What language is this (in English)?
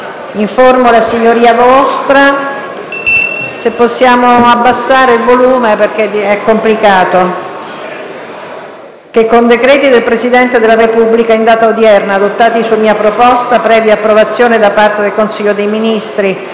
Italian